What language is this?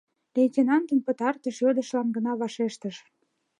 Mari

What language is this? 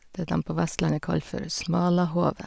Norwegian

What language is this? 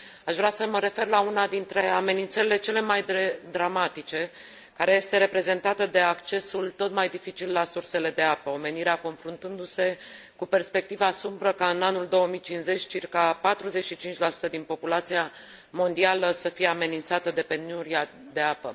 Romanian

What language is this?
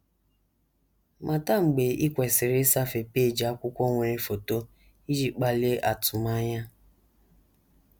Igbo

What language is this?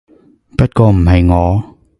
Cantonese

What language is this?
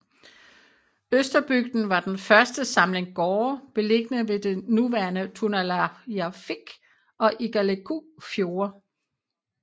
Danish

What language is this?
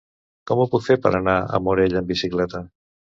Catalan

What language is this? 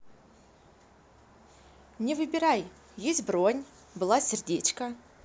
Russian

